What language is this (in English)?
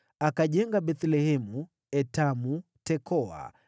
Swahili